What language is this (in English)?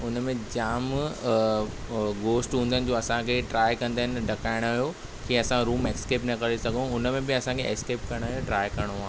Sindhi